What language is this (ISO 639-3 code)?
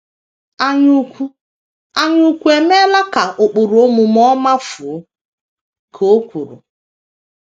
ibo